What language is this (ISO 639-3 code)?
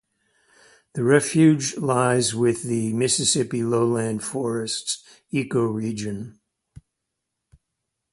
eng